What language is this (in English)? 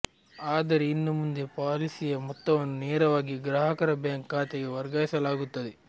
Kannada